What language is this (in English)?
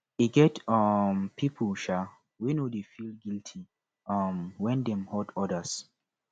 Nigerian Pidgin